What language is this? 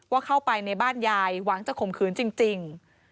Thai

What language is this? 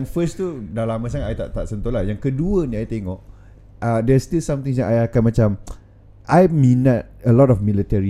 Malay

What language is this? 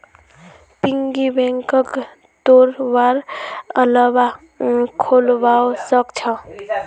Magahi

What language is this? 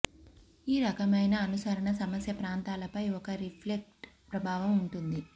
Telugu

